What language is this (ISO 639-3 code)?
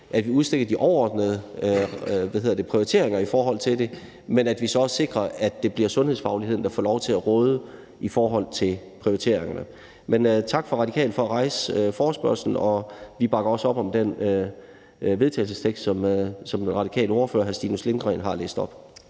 dan